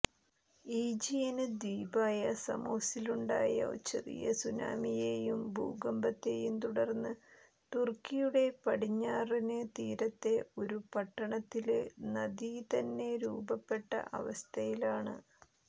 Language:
Malayalam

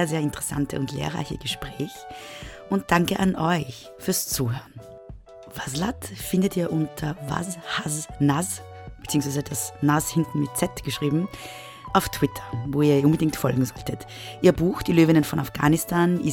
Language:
German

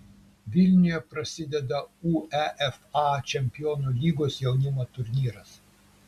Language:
Lithuanian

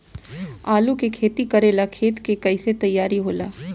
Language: Bhojpuri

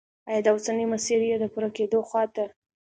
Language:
Pashto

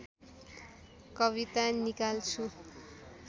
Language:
Nepali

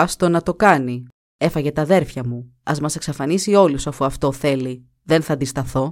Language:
Greek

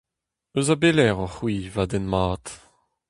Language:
Breton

